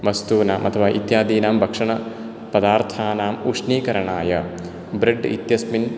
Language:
Sanskrit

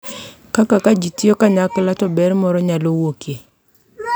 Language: Luo (Kenya and Tanzania)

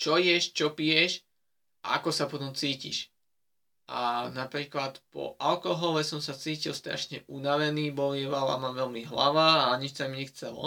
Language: Slovak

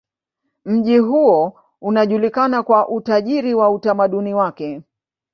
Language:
Swahili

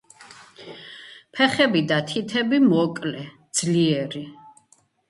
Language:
Georgian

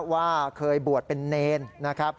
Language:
Thai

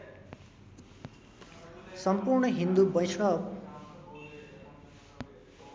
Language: Nepali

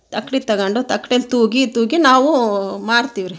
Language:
Kannada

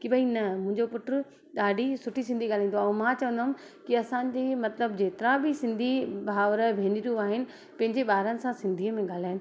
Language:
Sindhi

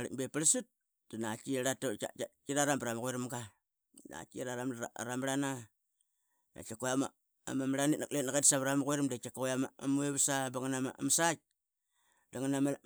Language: Qaqet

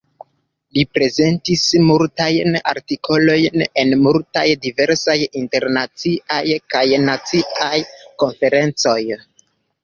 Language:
Esperanto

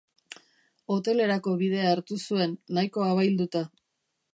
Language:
Basque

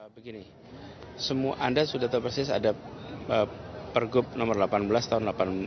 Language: Indonesian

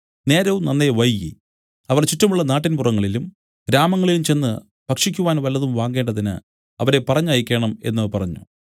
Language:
Malayalam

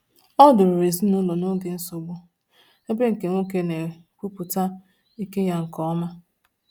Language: Igbo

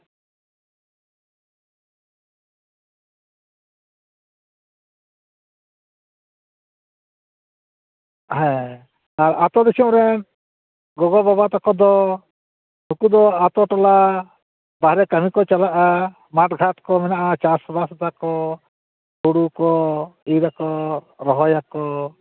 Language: Santali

